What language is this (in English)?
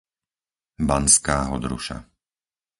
Slovak